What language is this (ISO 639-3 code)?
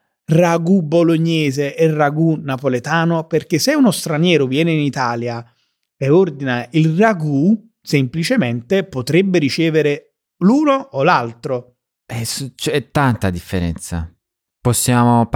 ita